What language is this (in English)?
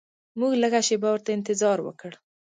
Pashto